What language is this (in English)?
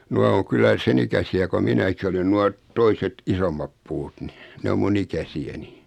Finnish